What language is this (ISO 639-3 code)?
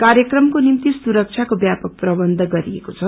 nep